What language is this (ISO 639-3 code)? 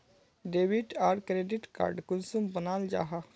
mag